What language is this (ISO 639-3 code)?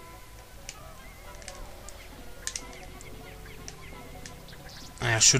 deu